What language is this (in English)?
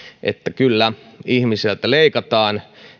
Finnish